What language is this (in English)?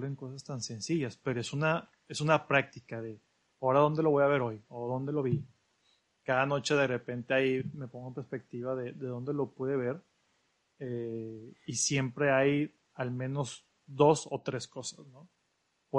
Spanish